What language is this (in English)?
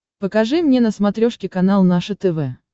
Russian